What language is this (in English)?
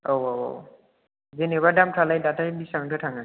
Bodo